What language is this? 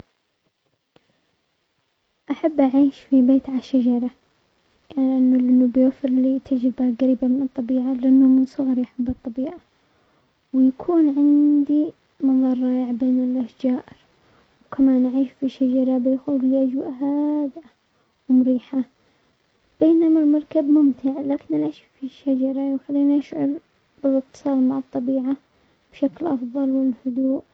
Omani Arabic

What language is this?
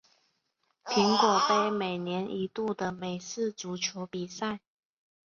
Chinese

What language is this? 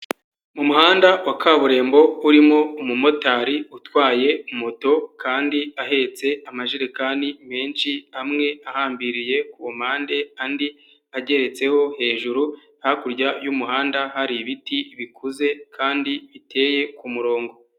Kinyarwanda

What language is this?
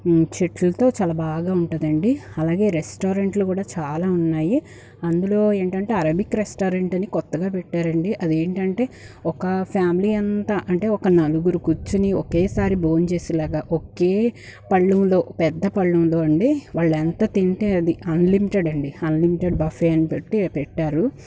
Telugu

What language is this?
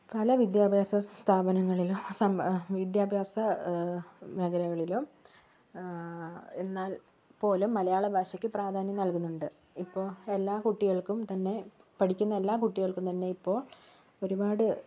Malayalam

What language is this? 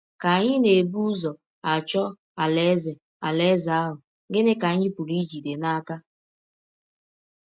Igbo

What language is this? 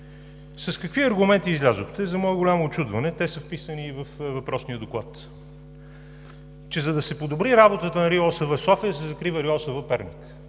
Bulgarian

